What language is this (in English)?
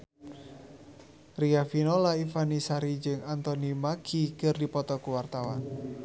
Sundanese